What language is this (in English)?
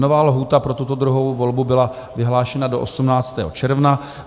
Czech